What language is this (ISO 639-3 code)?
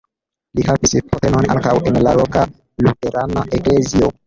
epo